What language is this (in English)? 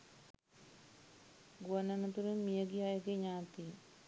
Sinhala